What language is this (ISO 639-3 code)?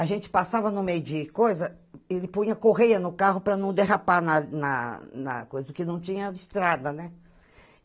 por